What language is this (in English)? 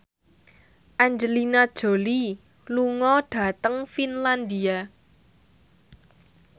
Javanese